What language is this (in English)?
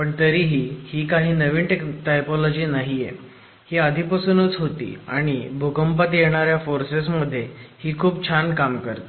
Marathi